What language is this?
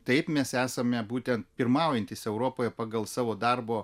Lithuanian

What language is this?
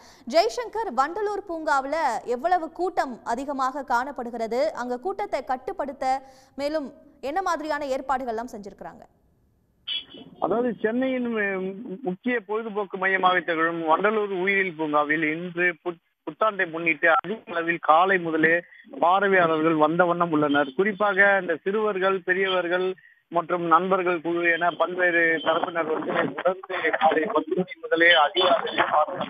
Tamil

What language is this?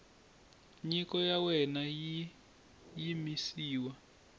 Tsonga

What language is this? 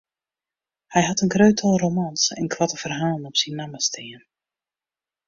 Western Frisian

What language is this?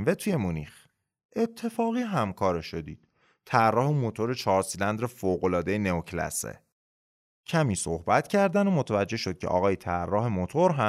Persian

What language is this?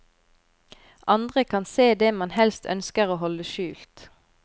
Norwegian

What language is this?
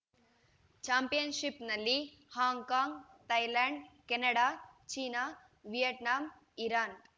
Kannada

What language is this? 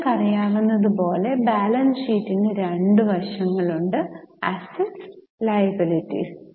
Malayalam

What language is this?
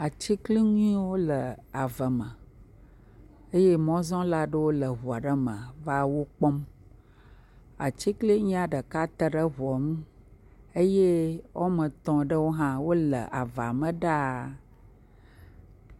Ewe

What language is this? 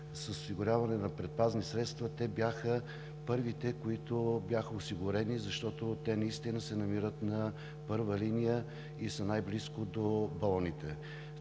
Bulgarian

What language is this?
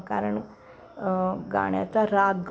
Marathi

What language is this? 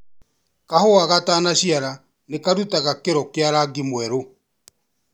Kikuyu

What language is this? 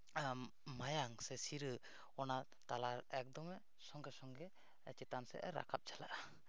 Santali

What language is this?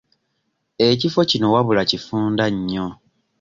Ganda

